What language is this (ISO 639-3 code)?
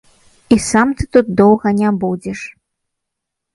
bel